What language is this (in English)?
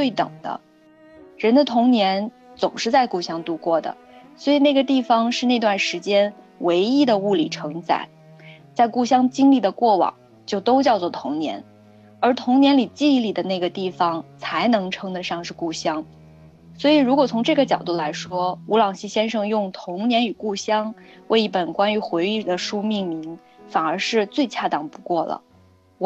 Chinese